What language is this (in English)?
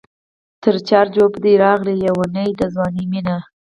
Pashto